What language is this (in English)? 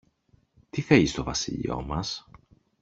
Greek